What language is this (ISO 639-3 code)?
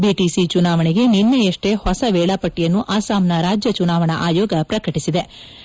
kan